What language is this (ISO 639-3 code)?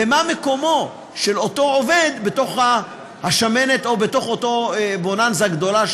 heb